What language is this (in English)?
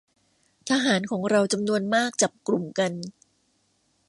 Thai